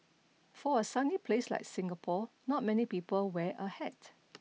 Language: English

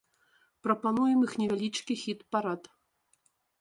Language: Belarusian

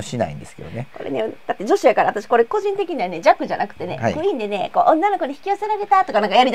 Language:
Japanese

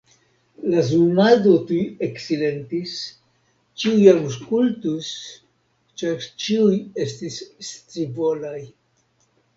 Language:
Esperanto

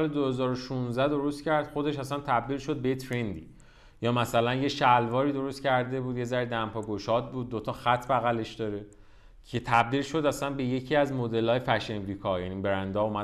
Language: Persian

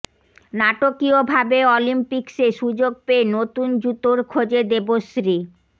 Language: Bangla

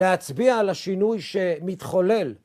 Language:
Hebrew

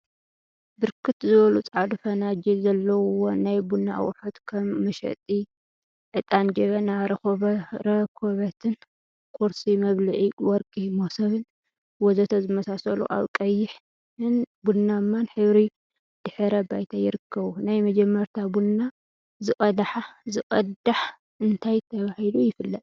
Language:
Tigrinya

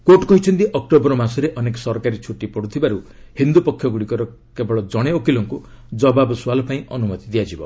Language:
Odia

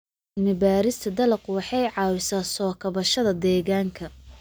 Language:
Somali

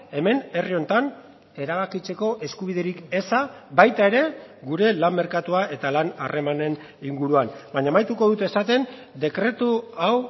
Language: Basque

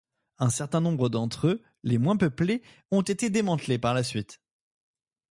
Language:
French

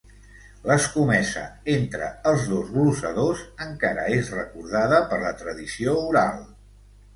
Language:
Catalan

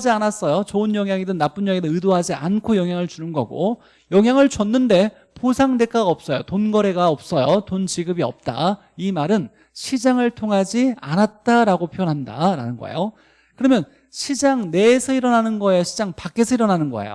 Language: Korean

